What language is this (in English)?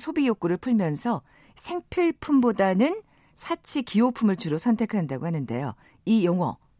Korean